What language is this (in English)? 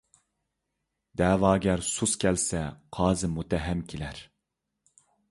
Uyghur